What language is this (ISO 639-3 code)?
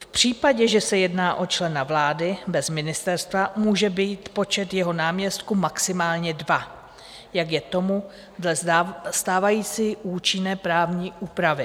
ces